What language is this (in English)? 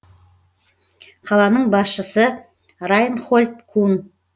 Kazakh